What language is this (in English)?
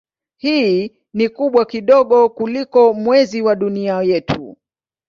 Swahili